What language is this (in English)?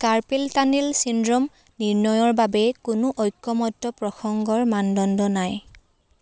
Assamese